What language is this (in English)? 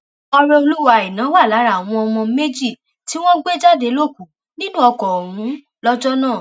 Yoruba